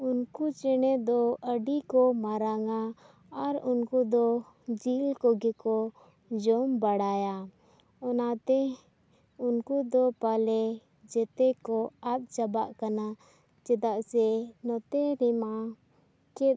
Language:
Santali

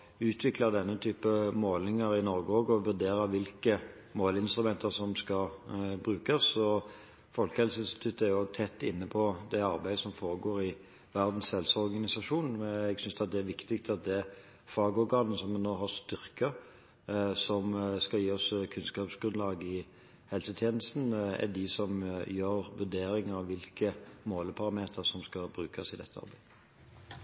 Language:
Norwegian Bokmål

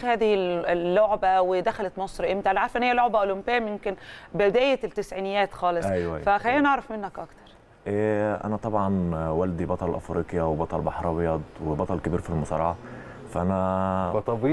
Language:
Arabic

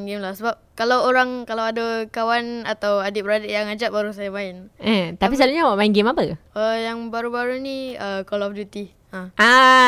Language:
Malay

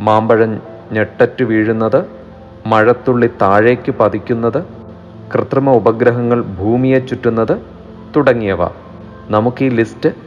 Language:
Malayalam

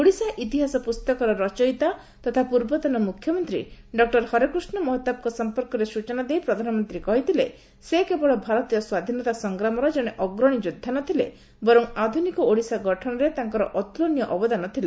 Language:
Odia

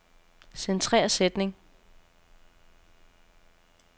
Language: Danish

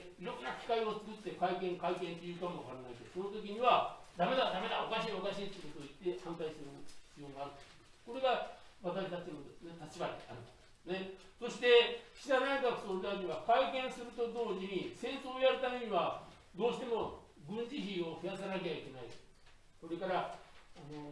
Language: Japanese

